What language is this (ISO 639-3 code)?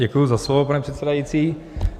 ces